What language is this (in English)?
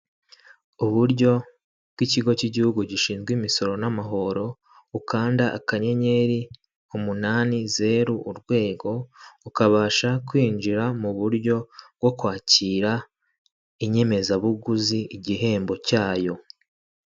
Kinyarwanda